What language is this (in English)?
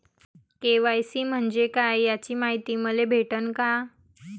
Marathi